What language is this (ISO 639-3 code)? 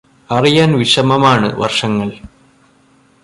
mal